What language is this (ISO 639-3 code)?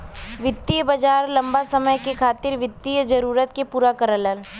bho